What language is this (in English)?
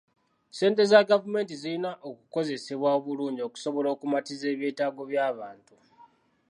Ganda